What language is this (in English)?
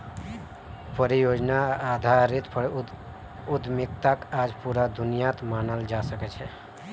Magahi